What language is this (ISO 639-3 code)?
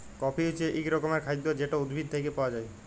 ben